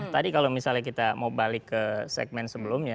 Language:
Indonesian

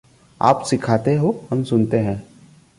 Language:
Hindi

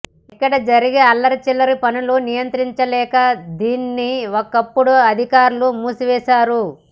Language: Telugu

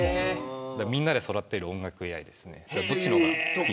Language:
Japanese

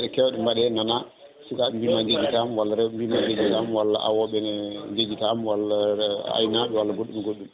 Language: Fula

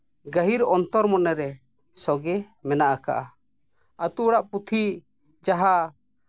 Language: Santali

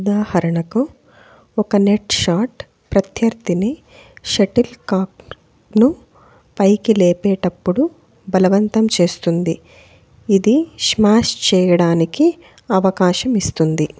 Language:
Telugu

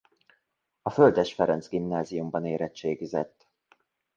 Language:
Hungarian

